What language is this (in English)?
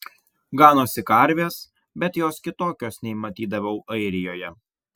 Lithuanian